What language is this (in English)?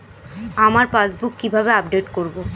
Bangla